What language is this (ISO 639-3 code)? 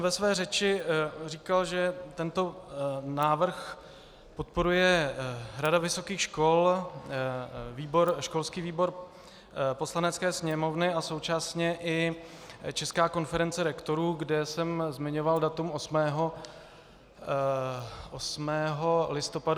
ces